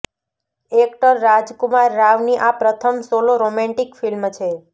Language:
Gujarati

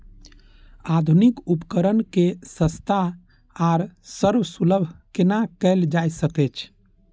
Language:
Maithili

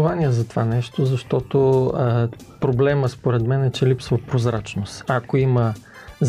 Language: Bulgarian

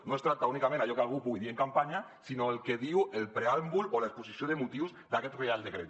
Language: Catalan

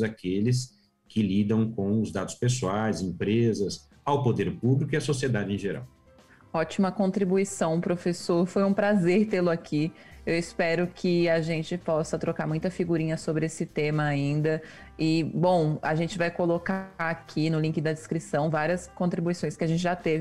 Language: Portuguese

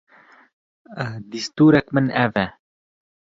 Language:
Kurdish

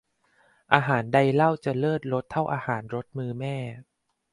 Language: Thai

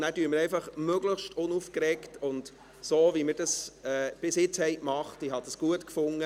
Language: Swiss German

